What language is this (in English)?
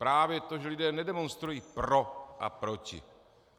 Czech